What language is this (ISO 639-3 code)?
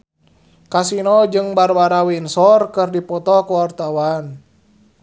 sun